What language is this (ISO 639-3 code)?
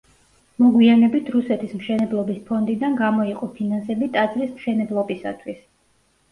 kat